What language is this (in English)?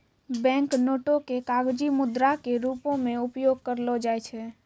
Maithili